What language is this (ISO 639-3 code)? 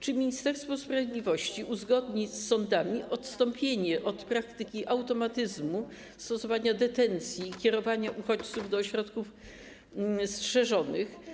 pol